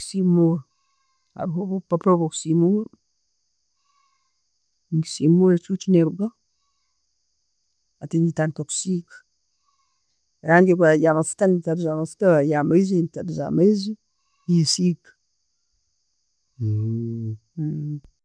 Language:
Tooro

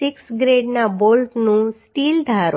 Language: Gujarati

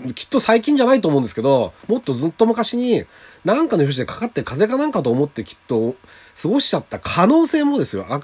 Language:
Japanese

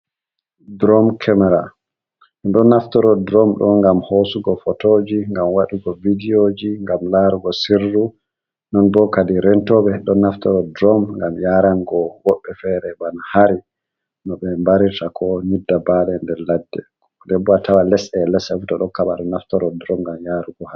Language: Fula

